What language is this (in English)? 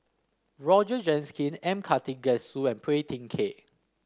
English